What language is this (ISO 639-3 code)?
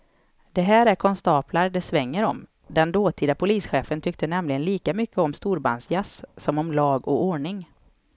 swe